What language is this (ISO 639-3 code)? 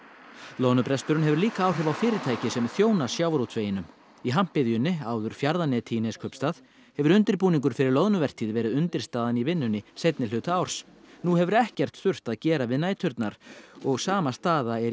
isl